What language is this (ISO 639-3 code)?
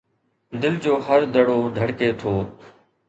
snd